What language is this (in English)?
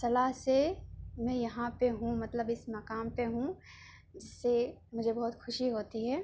Urdu